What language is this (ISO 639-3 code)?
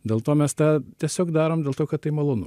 lit